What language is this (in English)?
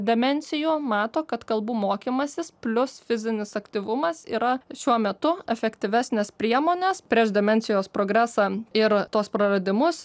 Lithuanian